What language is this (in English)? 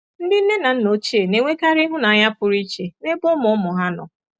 Igbo